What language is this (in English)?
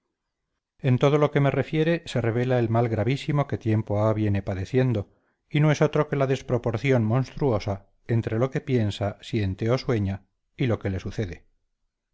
Spanish